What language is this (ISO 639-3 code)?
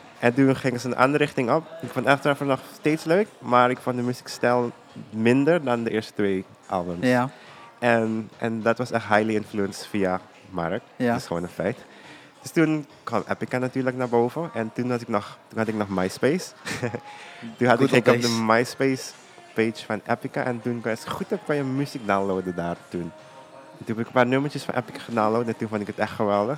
nld